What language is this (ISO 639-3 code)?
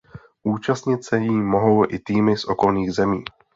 ces